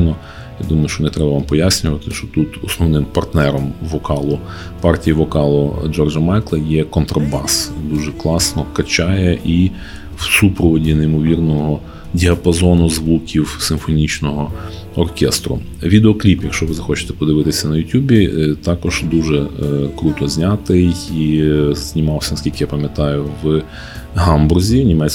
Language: Ukrainian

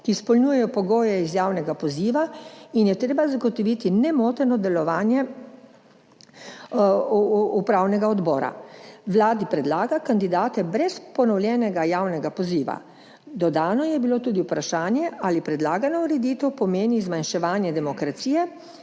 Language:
Slovenian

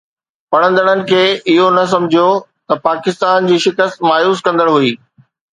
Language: Sindhi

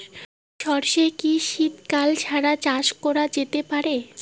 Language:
Bangla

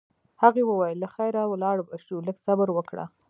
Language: Pashto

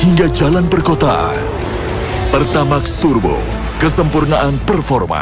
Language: Indonesian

